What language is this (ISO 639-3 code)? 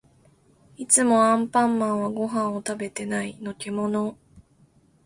jpn